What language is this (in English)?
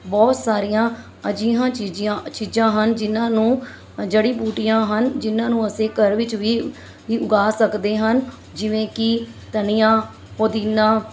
Punjabi